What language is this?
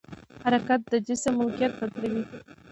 Pashto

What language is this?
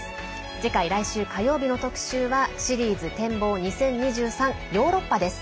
Japanese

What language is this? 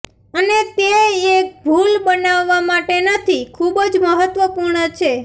Gujarati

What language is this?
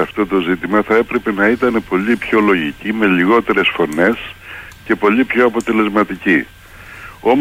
Greek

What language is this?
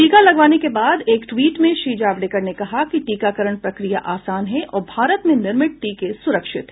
Hindi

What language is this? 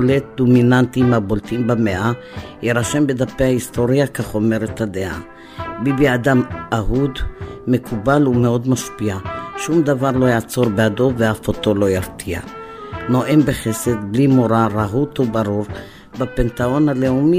Hebrew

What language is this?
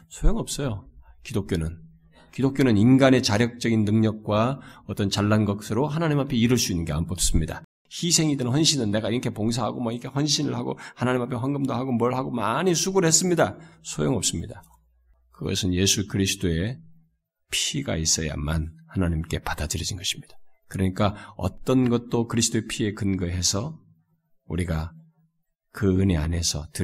Korean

